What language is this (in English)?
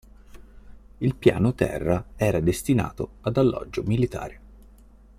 Italian